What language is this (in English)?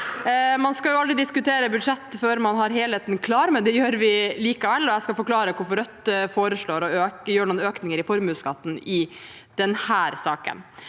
Norwegian